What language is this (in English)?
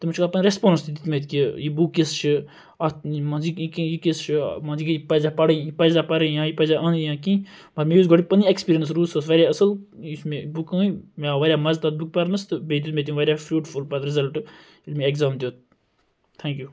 Kashmiri